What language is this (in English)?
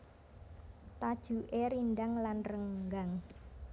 Javanese